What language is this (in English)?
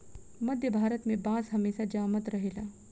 Bhojpuri